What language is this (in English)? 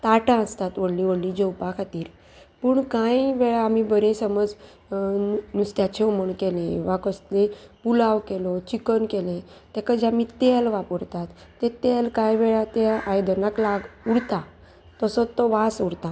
Konkani